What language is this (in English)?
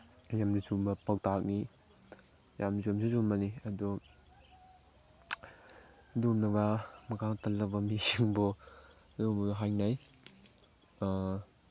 Manipuri